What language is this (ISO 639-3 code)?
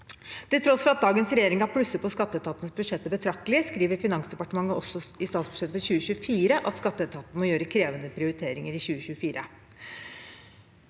nor